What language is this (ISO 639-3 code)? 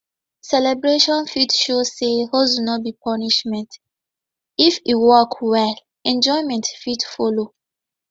pcm